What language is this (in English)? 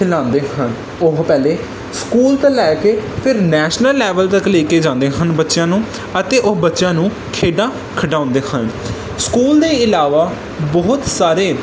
Punjabi